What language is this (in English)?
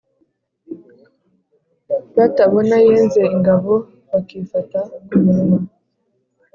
Kinyarwanda